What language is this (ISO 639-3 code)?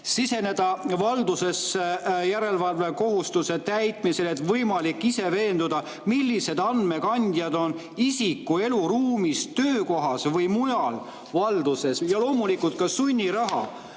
est